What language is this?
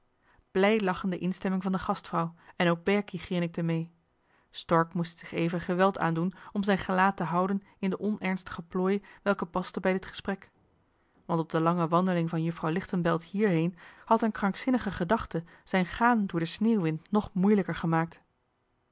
Dutch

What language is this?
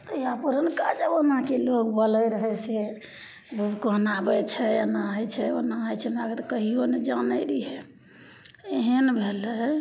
Maithili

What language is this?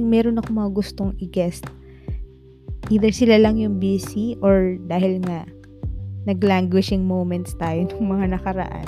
Filipino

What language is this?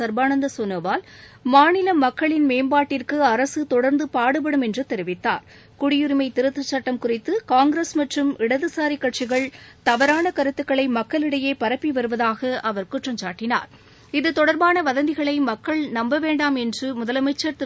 Tamil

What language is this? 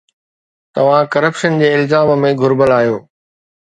Sindhi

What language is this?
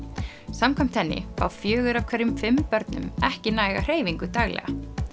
Icelandic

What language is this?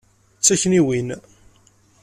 Kabyle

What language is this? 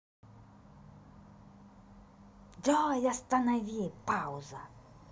Russian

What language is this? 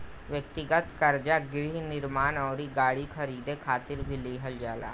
Bhojpuri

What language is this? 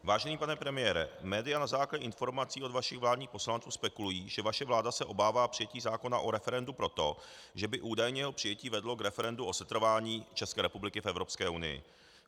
Czech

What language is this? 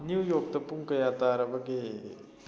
Manipuri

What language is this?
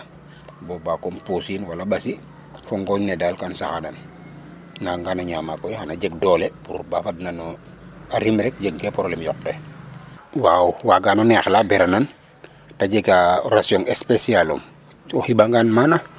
Serer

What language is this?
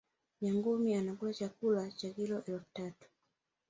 Swahili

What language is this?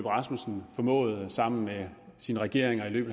Danish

